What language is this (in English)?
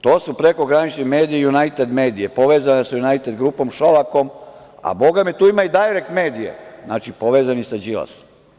Serbian